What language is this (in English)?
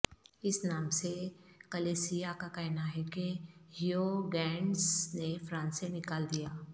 Urdu